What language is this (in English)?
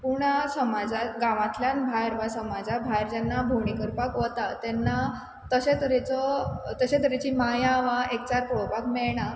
Konkani